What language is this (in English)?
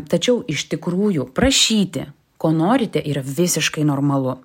Lithuanian